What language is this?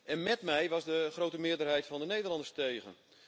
Dutch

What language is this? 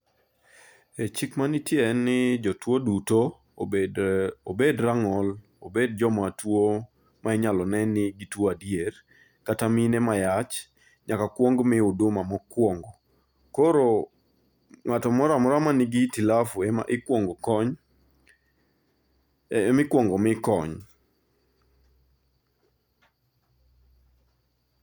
Luo (Kenya and Tanzania)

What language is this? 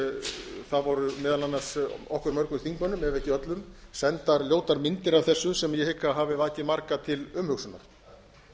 Icelandic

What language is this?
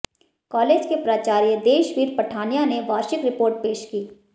Hindi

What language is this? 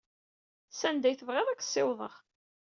Kabyle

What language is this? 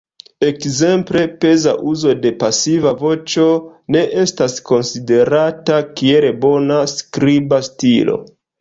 Esperanto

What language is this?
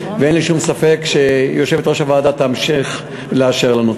Hebrew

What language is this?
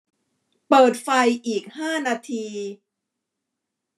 Thai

